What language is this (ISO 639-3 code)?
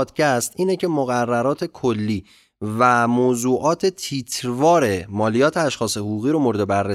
fas